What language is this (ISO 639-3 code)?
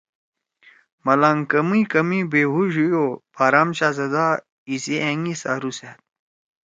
trw